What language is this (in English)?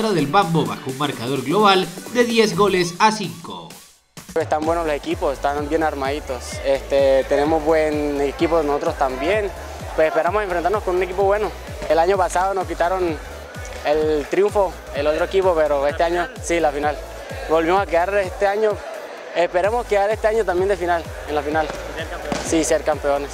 Spanish